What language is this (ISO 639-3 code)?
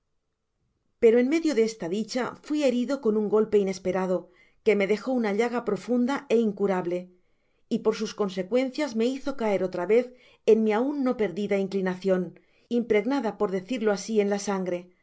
spa